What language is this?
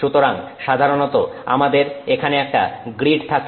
Bangla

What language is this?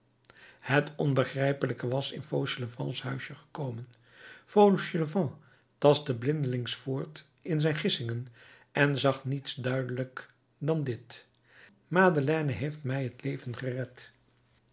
Dutch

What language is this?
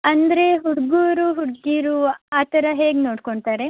Kannada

